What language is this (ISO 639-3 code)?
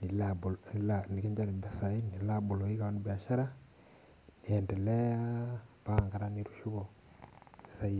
mas